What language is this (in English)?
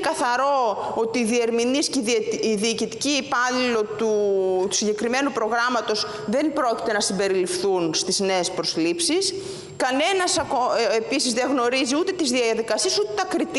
Greek